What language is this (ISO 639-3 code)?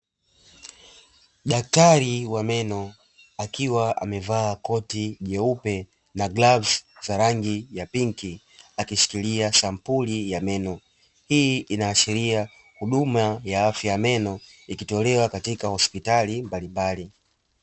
swa